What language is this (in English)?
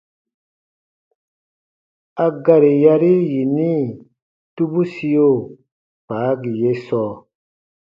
Baatonum